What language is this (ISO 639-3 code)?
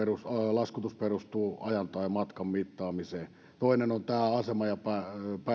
fin